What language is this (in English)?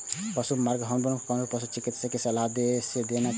Maithili